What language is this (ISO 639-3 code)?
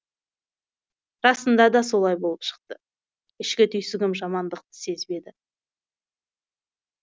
kaz